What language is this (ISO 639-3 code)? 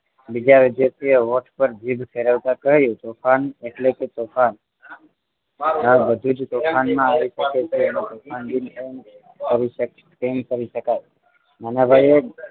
guj